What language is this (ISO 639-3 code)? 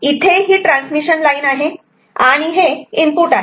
mar